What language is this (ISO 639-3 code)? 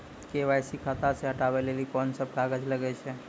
mai